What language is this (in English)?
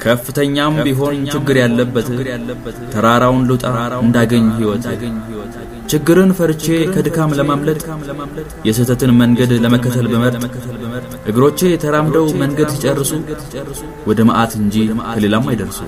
Amharic